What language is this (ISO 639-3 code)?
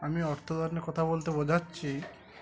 ben